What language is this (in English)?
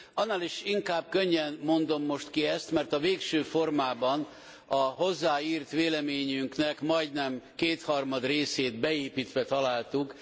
Hungarian